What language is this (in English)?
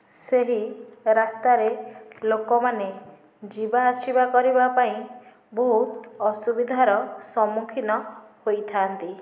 Odia